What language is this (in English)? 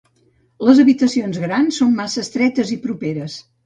Catalan